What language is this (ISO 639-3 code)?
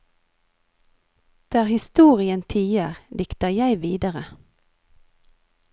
nor